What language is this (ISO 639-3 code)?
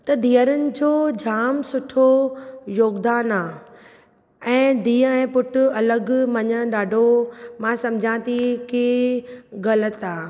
snd